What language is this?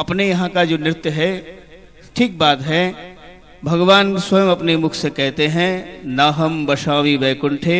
Hindi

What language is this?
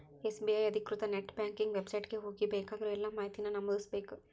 Kannada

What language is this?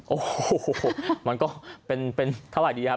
Thai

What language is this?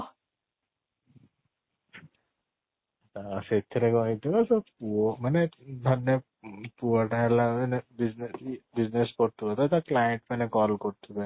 Odia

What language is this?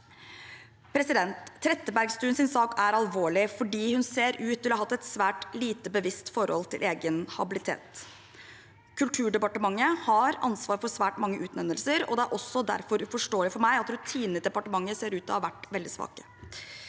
Norwegian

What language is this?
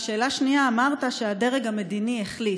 Hebrew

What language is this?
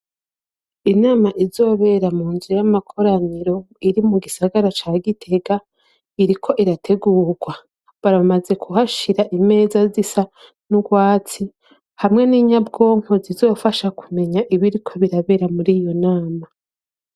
Rundi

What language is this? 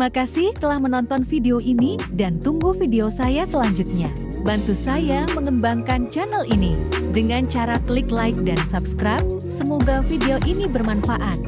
Indonesian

